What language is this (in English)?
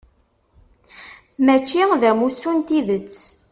Kabyle